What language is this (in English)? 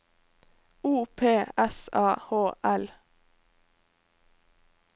Norwegian